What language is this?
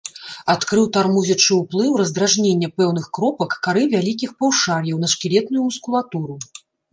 Belarusian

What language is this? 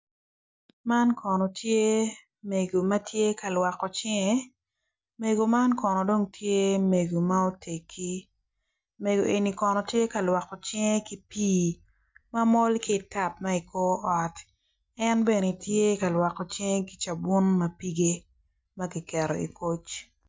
Acoli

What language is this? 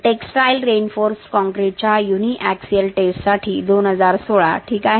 Marathi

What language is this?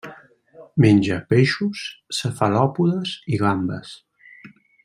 Catalan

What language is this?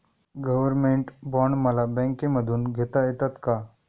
Marathi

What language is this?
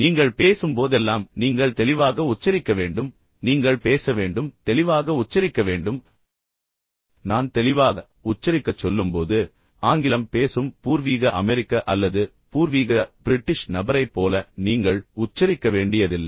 Tamil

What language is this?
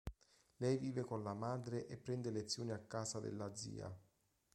Italian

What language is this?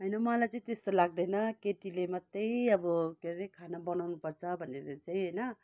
Nepali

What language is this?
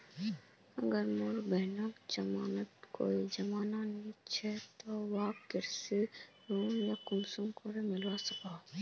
Magahi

